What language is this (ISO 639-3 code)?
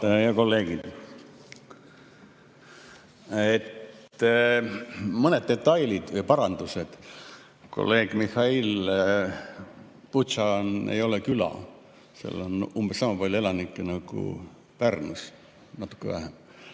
est